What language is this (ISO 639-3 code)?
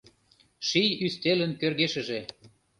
chm